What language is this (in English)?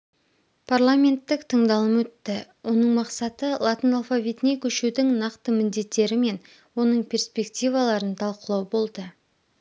Kazakh